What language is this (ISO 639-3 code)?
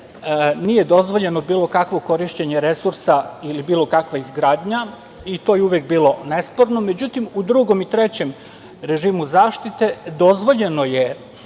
srp